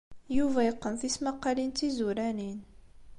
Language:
Kabyle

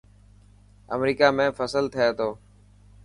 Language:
Dhatki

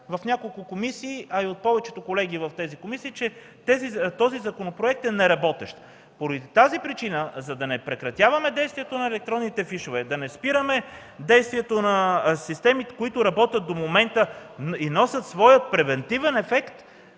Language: Bulgarian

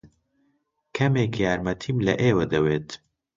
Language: Central Kurdish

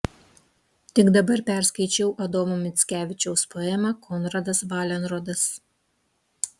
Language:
Lithuanian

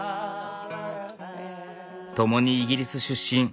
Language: Japanese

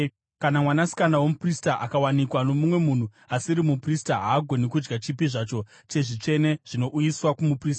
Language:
Shona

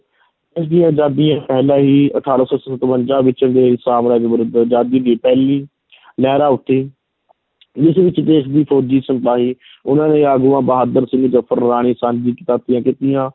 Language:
Punjabi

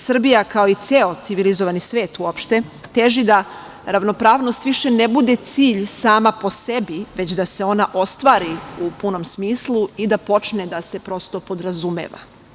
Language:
Serbian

